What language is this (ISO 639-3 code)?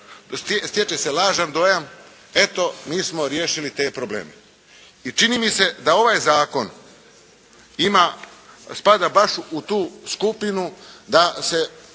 hrv